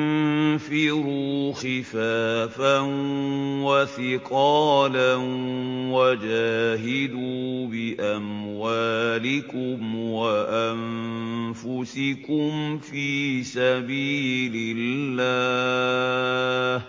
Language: Arabic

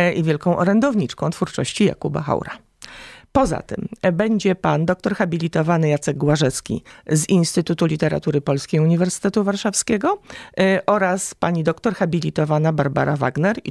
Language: Polish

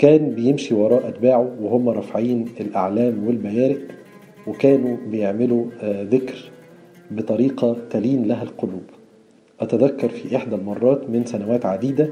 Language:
Arabic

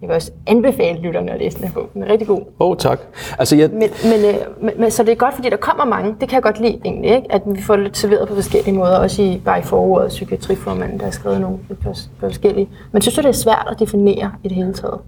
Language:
Danish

